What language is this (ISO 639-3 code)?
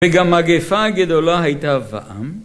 heb